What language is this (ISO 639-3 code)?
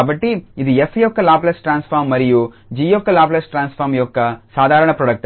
tel